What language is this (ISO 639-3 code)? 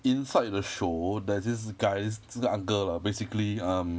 eng